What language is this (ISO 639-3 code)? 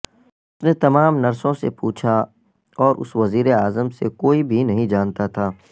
urd